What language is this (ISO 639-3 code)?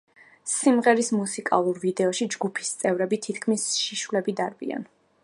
kat